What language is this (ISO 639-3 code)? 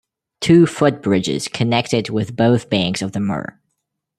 eng